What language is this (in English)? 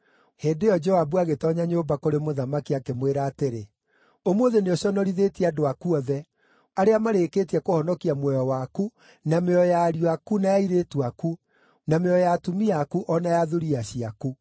Kikuyu